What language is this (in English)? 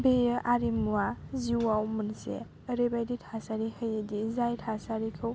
Bodo